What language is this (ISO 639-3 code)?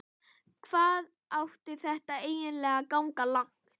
isl